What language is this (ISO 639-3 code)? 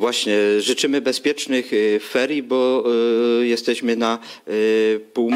pol